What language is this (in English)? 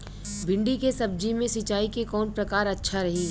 Bhojpuri